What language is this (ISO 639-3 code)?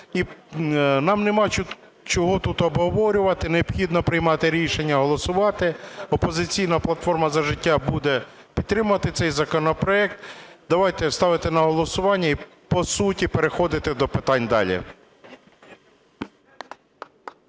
ukr